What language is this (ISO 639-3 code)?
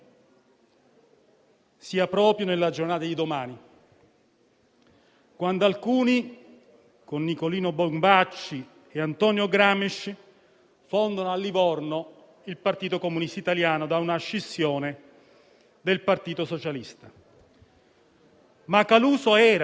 ita